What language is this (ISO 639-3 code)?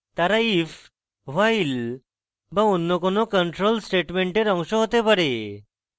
ben